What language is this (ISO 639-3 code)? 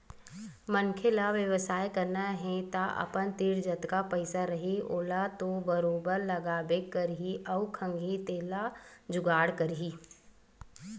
hne